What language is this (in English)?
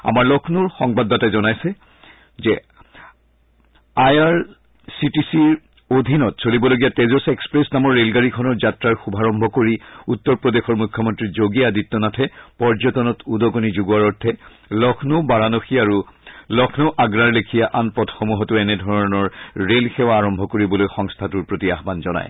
Assamese